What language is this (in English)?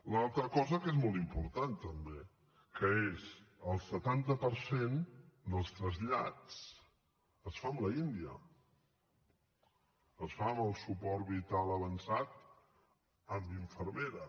Catalan